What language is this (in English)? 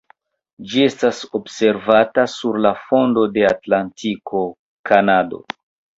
Esperanto